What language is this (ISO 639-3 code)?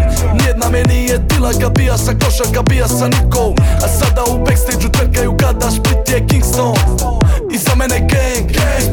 hrv